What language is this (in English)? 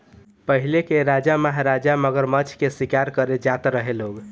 Bhojpuri